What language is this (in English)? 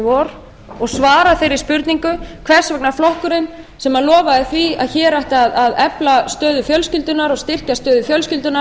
Icelandic